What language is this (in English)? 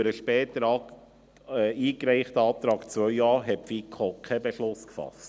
Swiss German